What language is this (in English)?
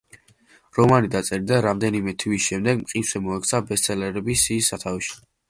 Georgian